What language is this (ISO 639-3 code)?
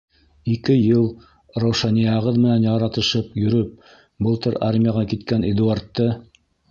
bak